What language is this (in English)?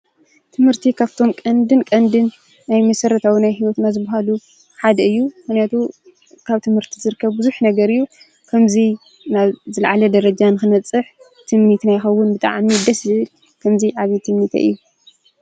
Tigrinya